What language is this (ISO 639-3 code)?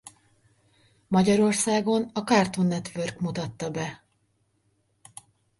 hun